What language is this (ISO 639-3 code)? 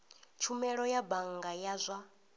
ven